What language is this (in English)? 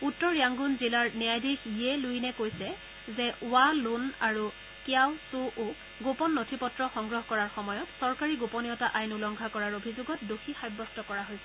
Assamese